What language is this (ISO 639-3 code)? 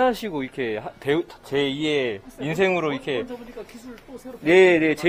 kor